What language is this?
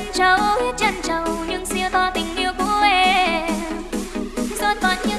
Vietnamese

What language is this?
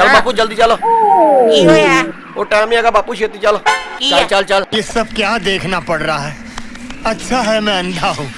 Hindi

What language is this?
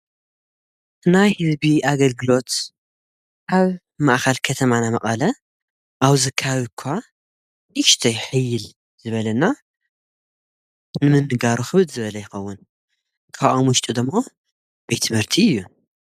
Tigrinya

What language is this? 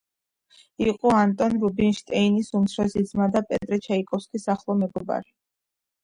Georgian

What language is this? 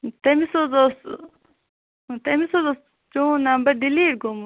Kashmiri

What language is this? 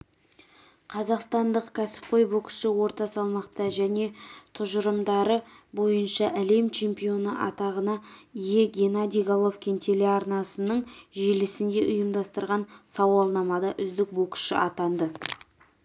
Kazakh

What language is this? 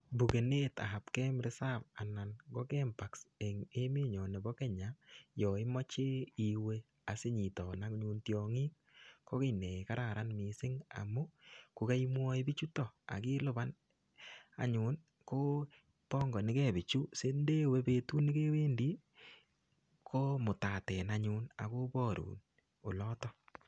Kalenjin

